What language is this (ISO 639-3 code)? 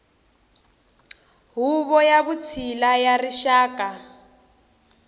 tso